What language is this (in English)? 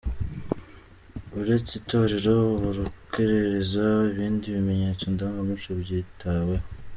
Kinyarwanda